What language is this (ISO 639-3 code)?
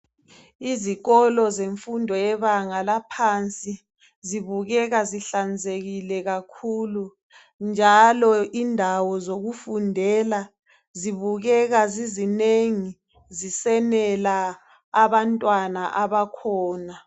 nde